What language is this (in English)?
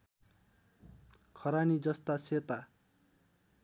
Nepali